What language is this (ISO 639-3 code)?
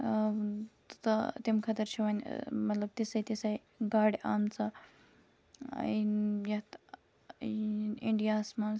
kas